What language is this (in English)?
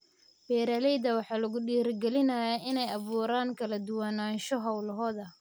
Somali